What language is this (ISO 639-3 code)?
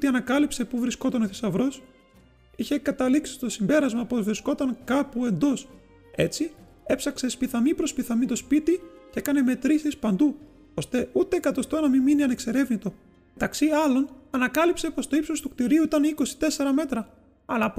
ell